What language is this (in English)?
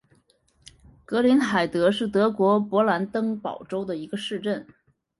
Chinese